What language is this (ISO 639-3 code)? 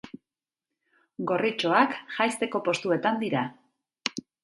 eus